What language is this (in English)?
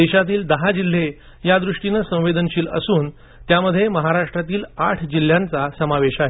Marathi